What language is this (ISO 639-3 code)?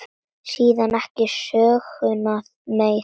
isl